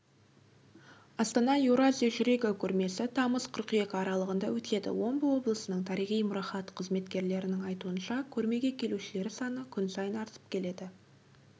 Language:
Kazakh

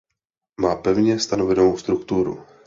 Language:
Czech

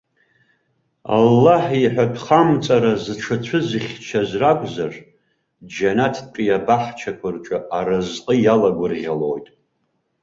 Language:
Abkhazian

